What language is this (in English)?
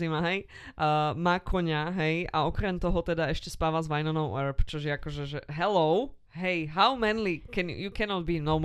Slovak